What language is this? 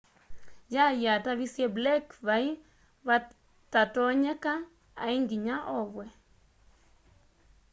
Kamba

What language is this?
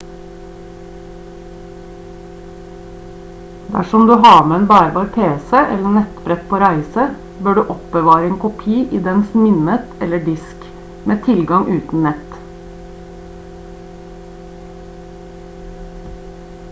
Norwegian Bokmål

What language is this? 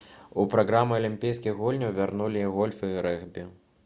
Belarusian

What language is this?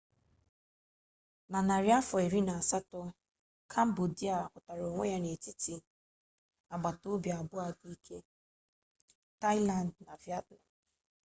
Igbo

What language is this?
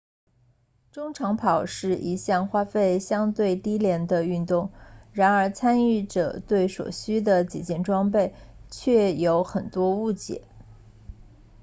Chinese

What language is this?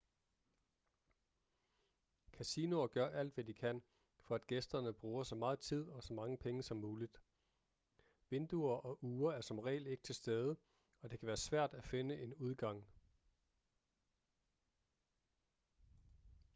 Danish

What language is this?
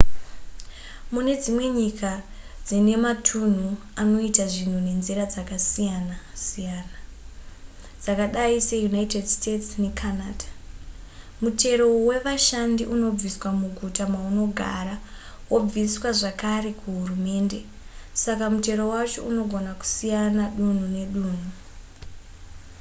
Shona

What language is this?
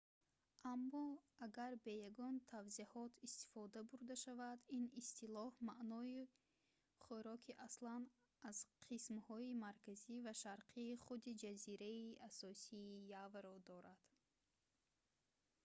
Tajik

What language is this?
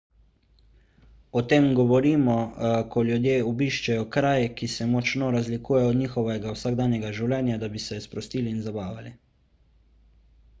Slovenian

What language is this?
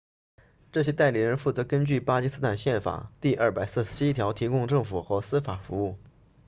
Chinese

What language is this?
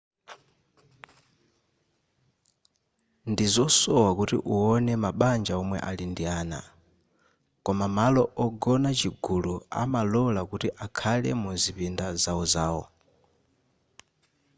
Nyanja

